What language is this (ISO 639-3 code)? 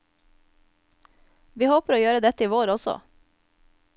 nor